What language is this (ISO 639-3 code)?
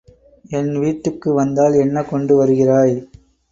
tam